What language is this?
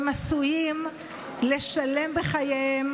Hebrew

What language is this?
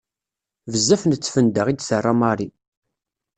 Kabyle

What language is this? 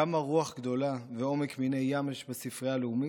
Hebrew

